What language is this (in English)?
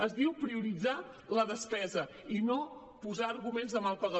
Catalan